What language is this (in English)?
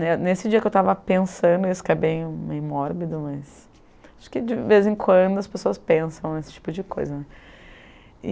Portuguese